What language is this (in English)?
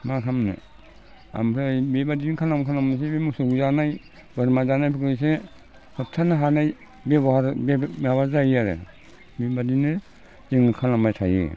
Bodo